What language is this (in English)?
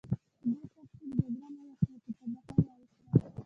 Pashto